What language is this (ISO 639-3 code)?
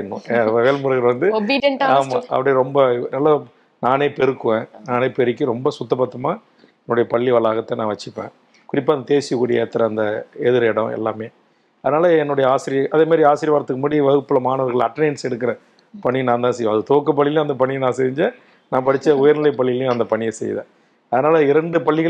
tam